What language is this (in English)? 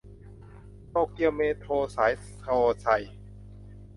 Thai